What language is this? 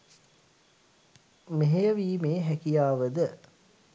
Sinhala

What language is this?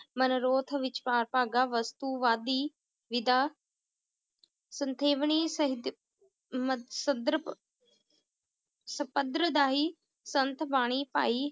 Punjabi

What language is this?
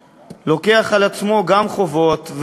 Hebrew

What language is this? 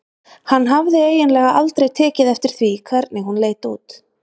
Icelandic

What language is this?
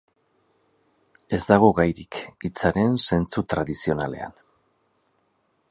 Basque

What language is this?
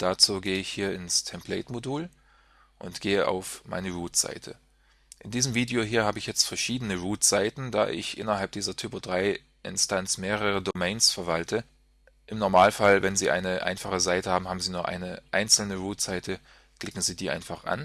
German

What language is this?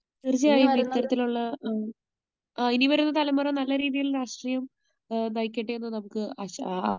Malayalam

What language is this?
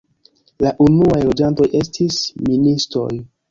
Esperanto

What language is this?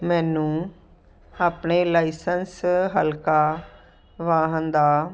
Punjabi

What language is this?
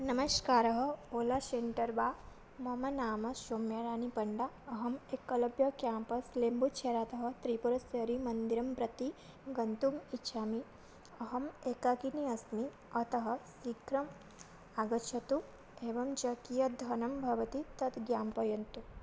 Sanskrit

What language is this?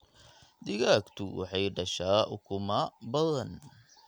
Somali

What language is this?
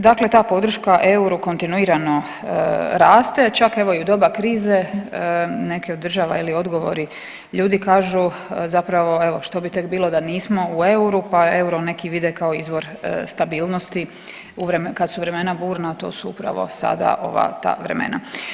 Croatian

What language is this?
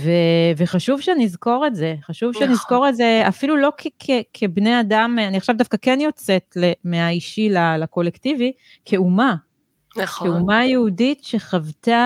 Hebrew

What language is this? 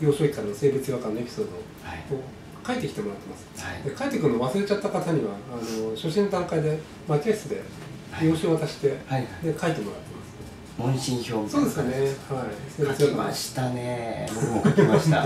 Japanese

